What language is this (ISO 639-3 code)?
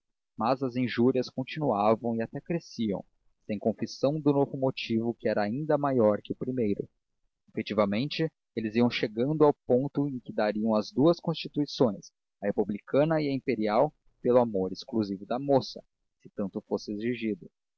por